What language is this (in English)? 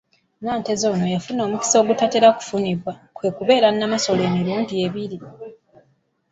Ganda